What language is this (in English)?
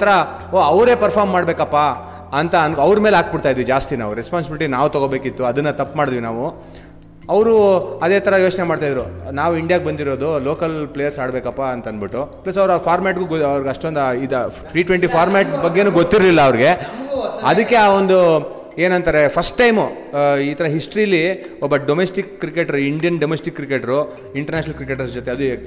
Kannada